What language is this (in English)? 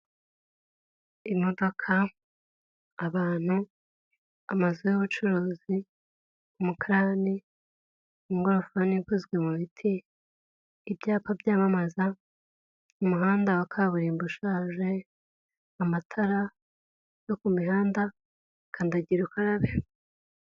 Kinyarwanda